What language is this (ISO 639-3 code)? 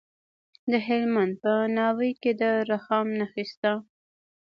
pus